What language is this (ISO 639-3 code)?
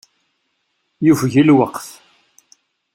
kab